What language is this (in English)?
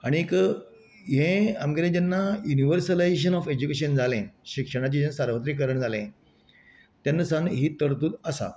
Konkani